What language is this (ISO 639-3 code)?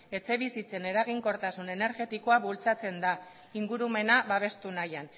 eus